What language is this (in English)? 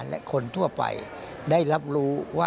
Thai